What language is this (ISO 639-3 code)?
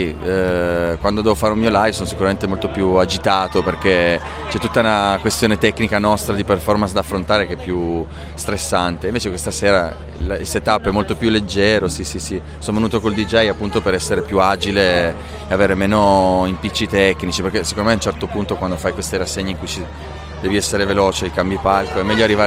ita